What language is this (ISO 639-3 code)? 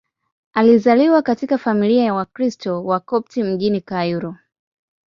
swa